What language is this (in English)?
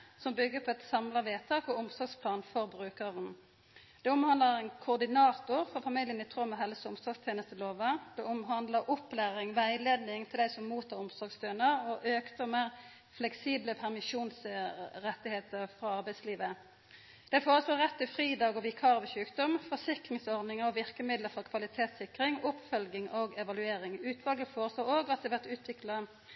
Norwegian Nynorsk